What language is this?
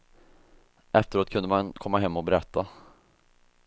Swedish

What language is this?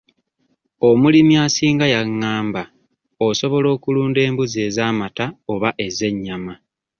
Ganda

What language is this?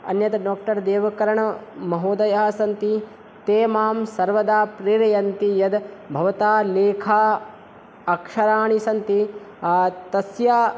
Sanskrit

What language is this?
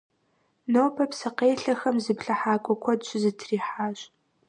Kabardian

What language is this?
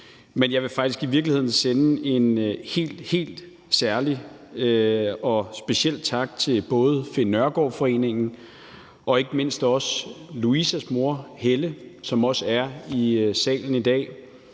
Danish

